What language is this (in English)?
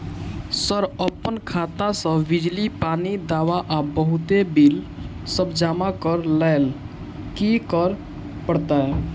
Maithili